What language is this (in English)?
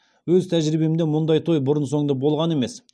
Kazakh